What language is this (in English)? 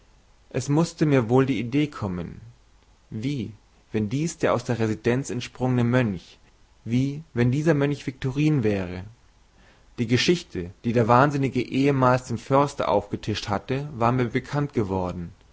German